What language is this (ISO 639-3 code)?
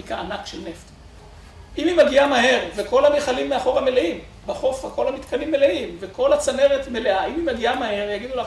heb